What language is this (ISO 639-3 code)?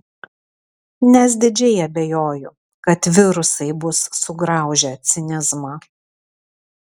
lit